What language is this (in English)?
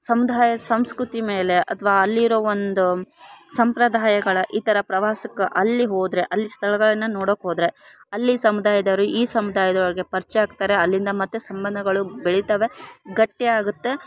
Kannada